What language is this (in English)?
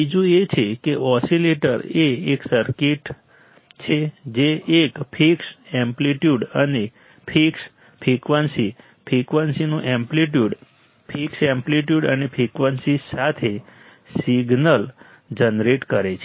Gujarati